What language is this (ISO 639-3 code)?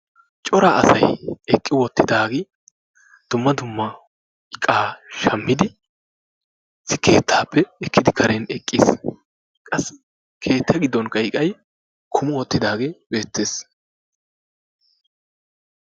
wal